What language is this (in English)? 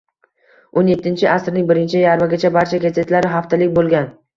Uzbek